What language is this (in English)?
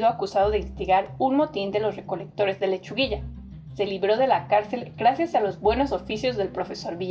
Spanish